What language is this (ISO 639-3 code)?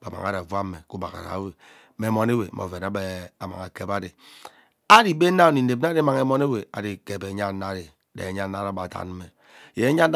byc